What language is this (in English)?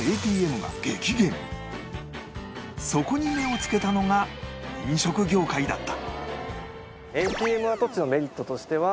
Japanese